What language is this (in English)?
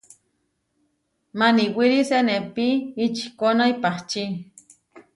Huarijio